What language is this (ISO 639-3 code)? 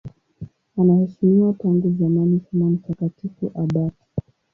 swa